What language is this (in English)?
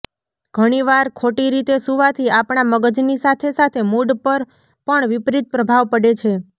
Gujarati